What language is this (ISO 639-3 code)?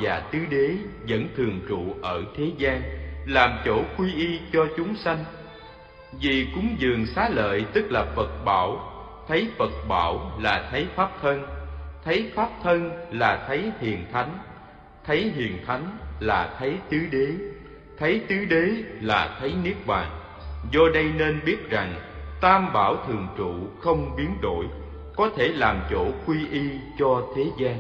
vie